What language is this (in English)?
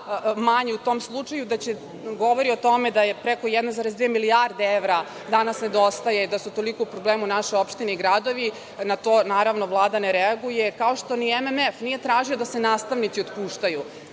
Serbian